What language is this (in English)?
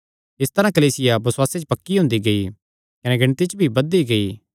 Kangri